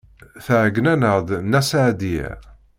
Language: Kabyle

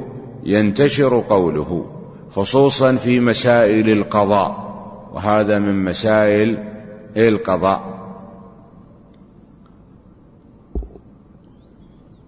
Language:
Arabic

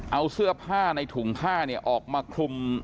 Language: Thai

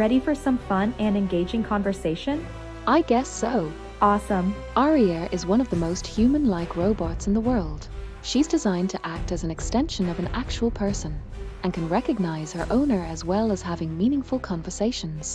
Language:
English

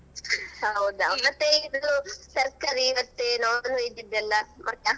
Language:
Kannada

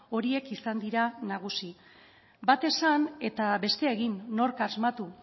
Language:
Basque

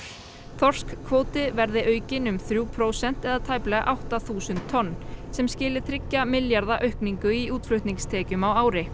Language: Icelandic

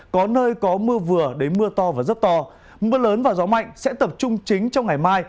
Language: Vietnamese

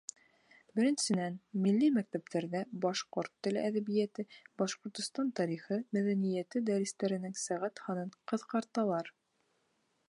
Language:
Bashkir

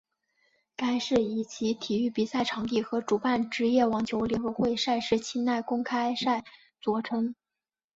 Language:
Chinese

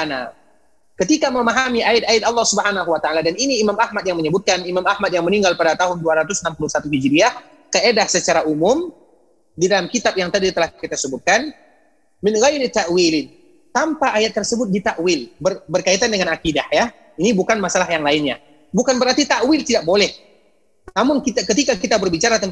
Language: Indonesian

